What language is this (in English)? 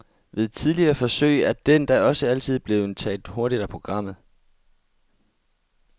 Danish